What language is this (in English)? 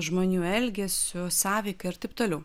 Lithuanian